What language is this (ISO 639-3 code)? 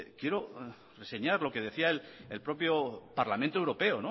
spa